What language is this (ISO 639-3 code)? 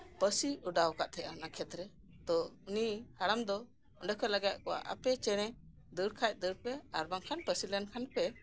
sat